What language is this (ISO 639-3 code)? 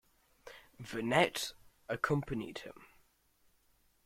eng